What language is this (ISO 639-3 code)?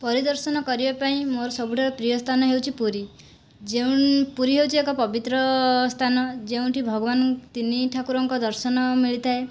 ori